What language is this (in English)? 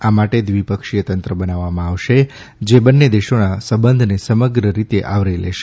Gujarati